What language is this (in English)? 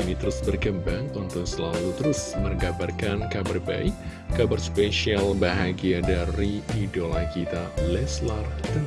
Indonesian